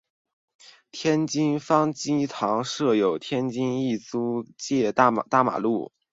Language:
Chinese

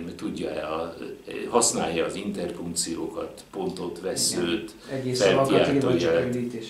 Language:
Hungarian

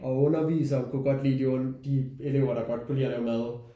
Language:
Danish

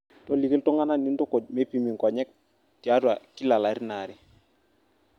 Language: Masai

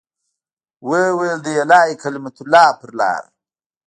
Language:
Pashto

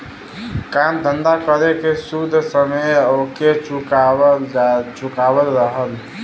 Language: Bhojpuri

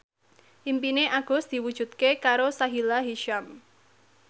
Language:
Javanese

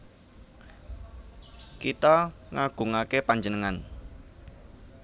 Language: Javanese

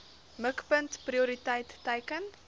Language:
Afrikaans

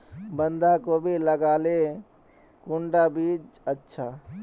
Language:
Magahi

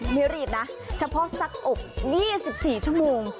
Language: Thai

